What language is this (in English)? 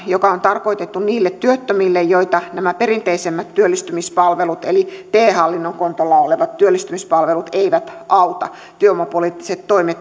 Finnish